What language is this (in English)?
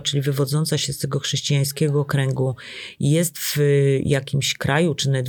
Polish